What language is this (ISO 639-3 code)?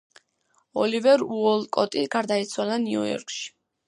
kat